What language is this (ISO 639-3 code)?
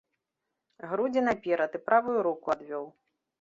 bel